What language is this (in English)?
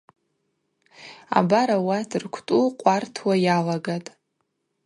Abaza